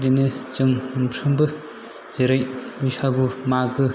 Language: Bodo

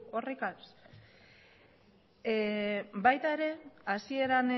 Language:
Basque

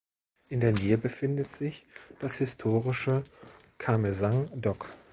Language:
German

